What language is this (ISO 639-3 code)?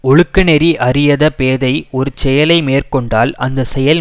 tam